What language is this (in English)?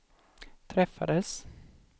Swedish